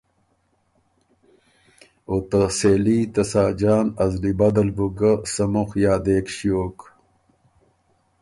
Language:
Ormuri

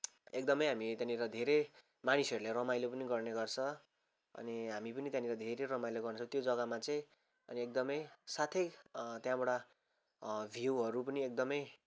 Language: Nepali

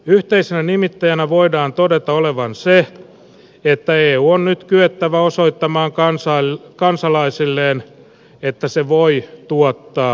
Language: Finnish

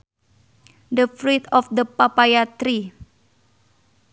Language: Sundanese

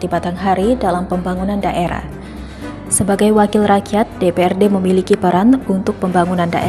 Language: Indonesian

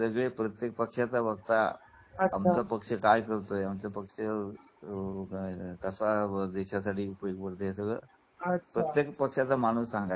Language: Marathi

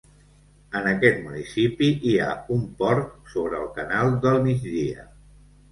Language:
Catalan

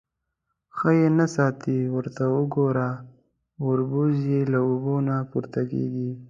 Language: Pashto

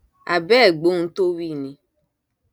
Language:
Yoruba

